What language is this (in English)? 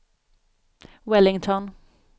Swedish